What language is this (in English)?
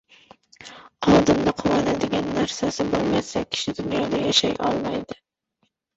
Uzbek